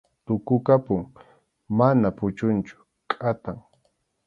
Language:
Arequipa-La Unión Quechua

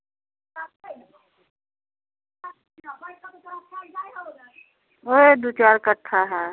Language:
Hindi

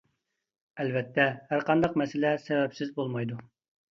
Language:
Uyghur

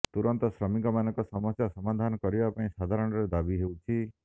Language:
Odia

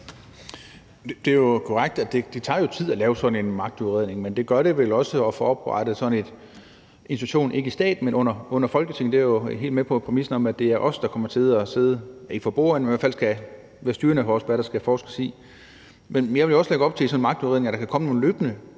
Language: Danish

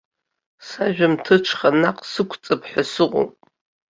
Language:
Abkhazian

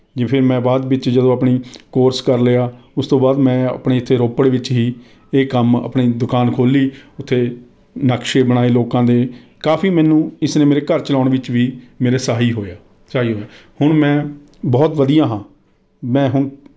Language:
Punjabi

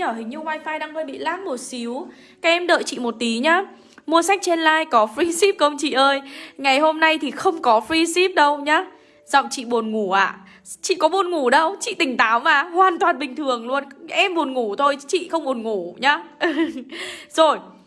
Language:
Vietnamese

